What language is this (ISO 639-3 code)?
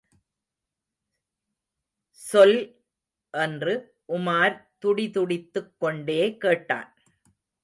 tam